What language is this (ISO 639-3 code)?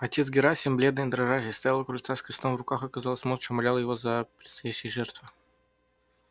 rus